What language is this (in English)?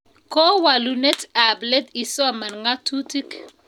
Kalenjin